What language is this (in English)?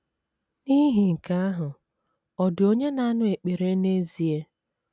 Igbo